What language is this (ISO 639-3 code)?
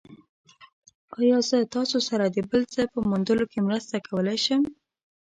pus